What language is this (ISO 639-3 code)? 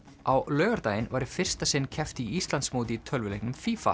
isl